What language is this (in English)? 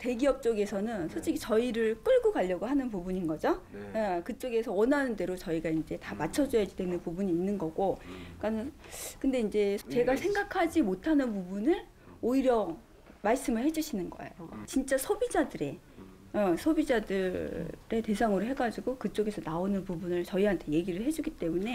Korean